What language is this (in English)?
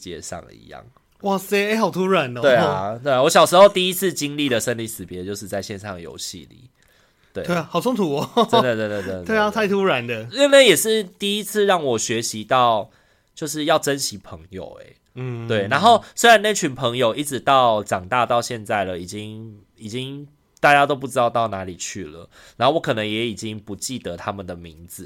Chinese